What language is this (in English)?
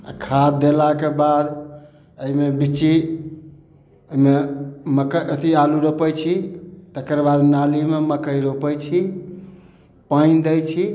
Maithili